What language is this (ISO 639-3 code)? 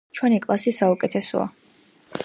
kat